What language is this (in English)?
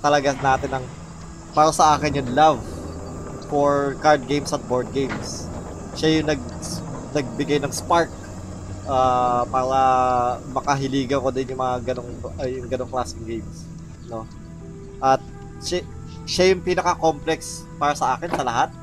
Filipino